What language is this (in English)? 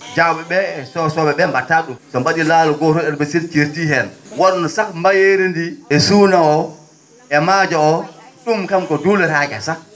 Fula